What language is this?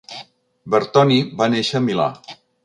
Catalan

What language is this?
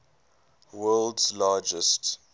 English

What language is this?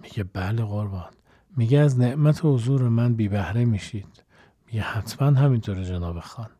Persian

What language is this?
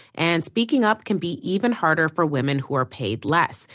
English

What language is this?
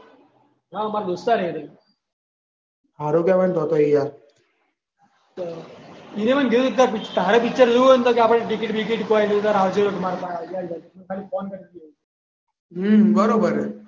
Gujarati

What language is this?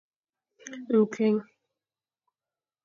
Fang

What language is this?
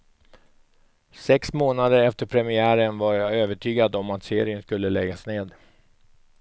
Swedish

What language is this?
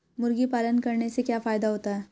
Hindi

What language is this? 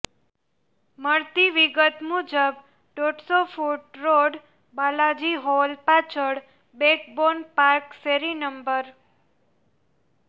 Gujarati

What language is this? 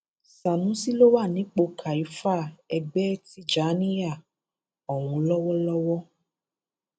Yoruba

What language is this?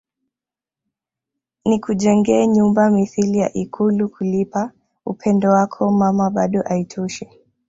Swahili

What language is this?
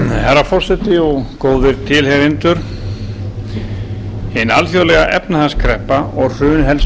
Icelandic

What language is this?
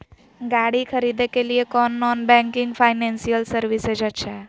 Magahi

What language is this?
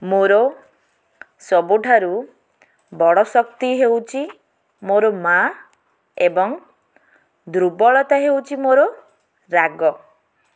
Odia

